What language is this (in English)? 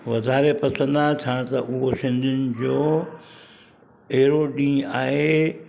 Sindhi